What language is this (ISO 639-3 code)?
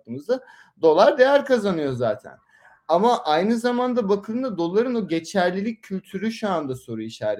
tur